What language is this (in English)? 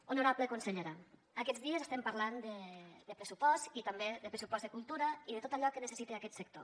Catalan